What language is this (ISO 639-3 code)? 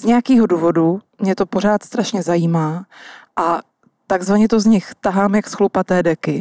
ces